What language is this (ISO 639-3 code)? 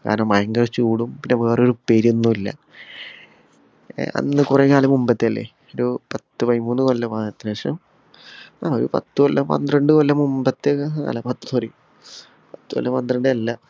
mal